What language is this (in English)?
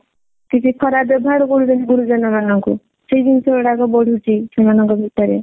Odia